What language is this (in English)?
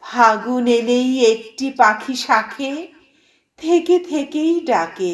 English